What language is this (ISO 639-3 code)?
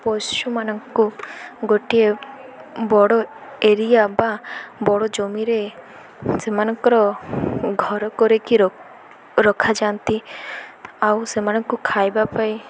ori